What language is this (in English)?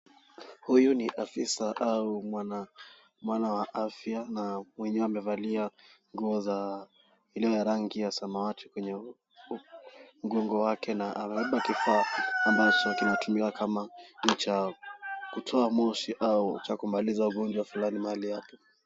Swahili